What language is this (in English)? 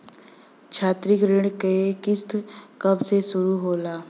Bhojpuri